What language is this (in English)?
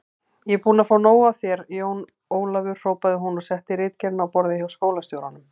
Icelandic